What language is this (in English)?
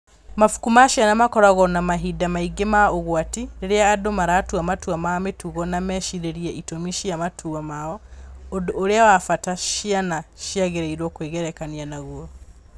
Kikuyu